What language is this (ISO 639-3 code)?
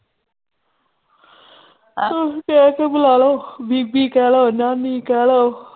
pan